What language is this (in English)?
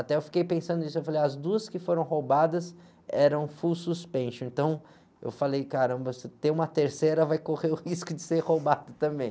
Portuguese